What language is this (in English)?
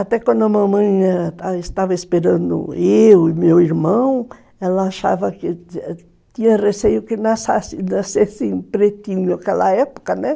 Portuguese